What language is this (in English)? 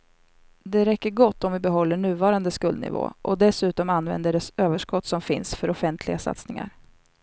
Swedish